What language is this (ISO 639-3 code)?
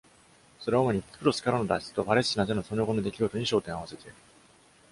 jpn